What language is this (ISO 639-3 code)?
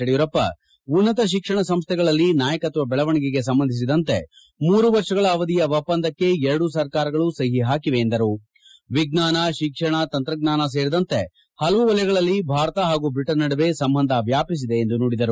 kan